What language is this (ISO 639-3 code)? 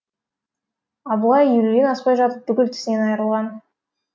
kaz